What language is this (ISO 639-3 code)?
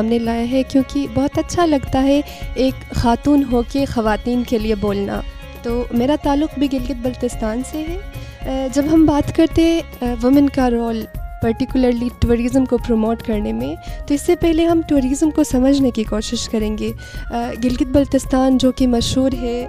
urd